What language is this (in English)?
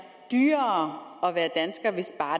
Danish